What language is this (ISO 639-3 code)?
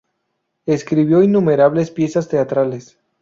spa